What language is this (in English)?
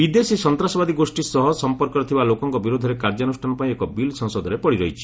Odia